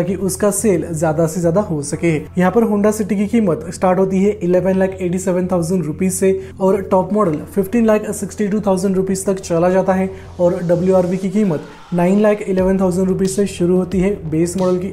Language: Hindi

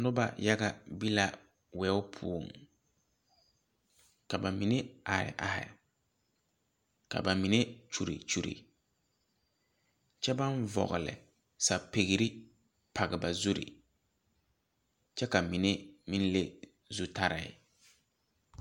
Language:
Southern Dagaare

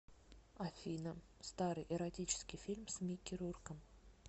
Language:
Russian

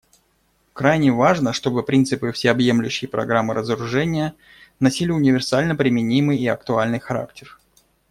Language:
Russian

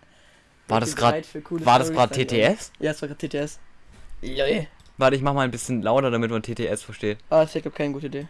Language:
German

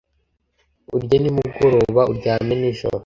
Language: Kinyarwanda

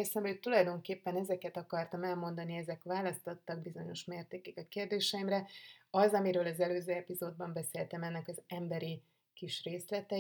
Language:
Hungarian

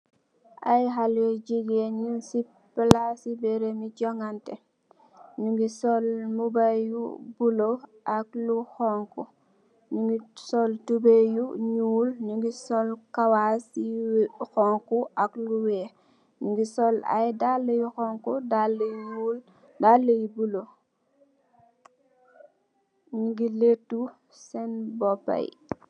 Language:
Wolof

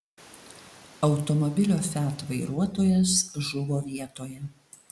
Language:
Lithuanian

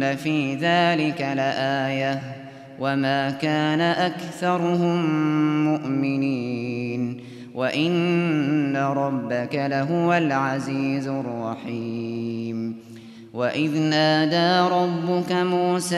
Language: Arabic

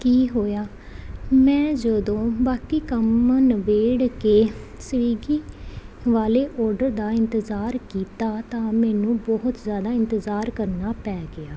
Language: Punjabi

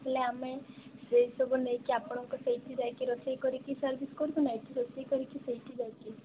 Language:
Odia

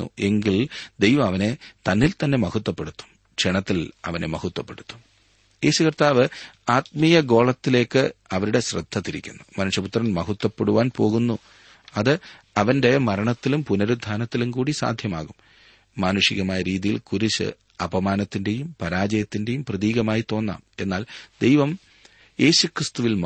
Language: Malayalam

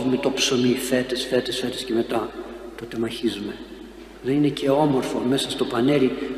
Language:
Greek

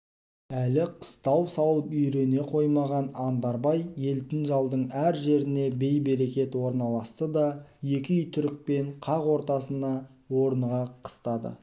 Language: Kazakh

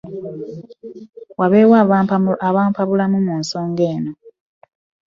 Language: Ganda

